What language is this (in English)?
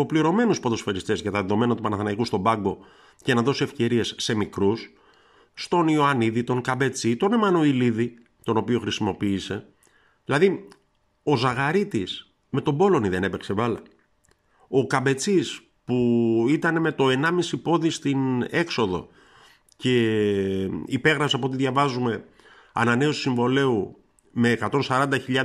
Greek